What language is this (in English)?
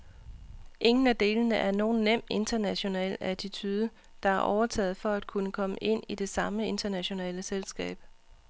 Danish